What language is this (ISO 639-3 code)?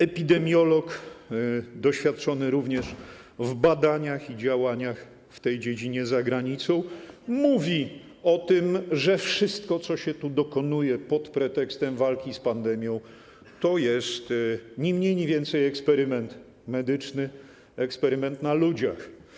pol